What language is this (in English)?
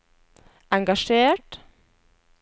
Norwegian